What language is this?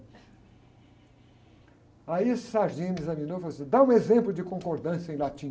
Portuguese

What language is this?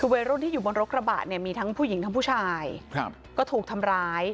Thai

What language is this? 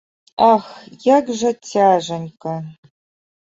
Belarusian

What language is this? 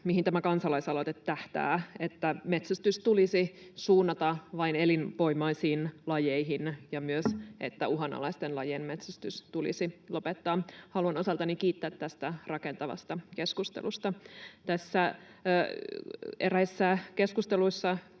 Finnish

